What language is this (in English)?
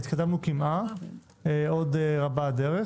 Hebrew